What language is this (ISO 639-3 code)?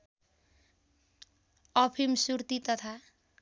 nep